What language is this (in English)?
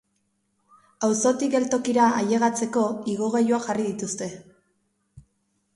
Basque